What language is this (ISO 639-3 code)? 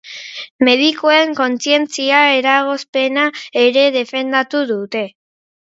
eus